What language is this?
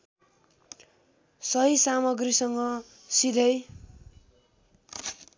Nepali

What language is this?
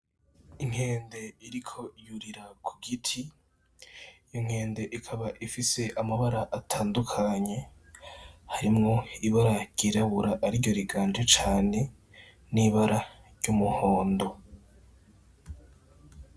Rundi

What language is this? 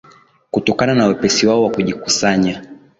Swahili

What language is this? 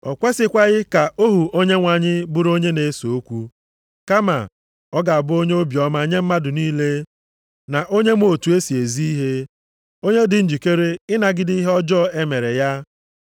Igbo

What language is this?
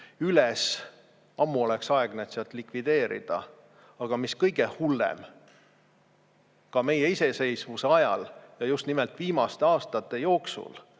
Estonian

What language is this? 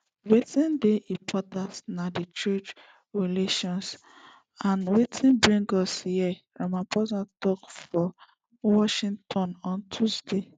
Nigerian Pidgin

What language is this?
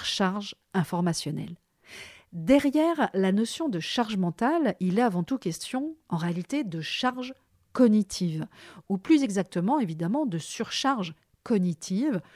French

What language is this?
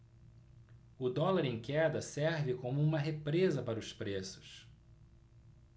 Portuguese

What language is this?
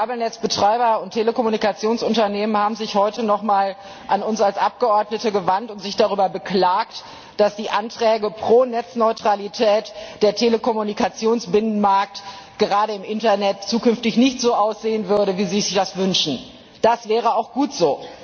German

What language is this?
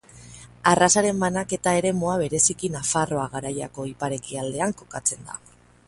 Basque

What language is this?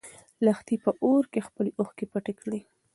Pashto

